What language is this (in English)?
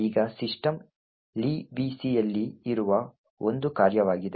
Kannada